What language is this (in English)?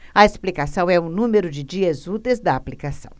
Portuguese